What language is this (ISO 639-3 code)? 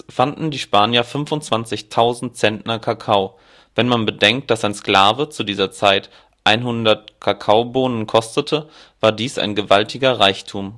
deu